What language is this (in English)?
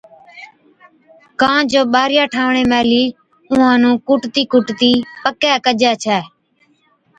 Od